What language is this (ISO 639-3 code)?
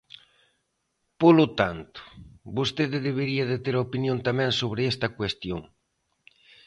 glg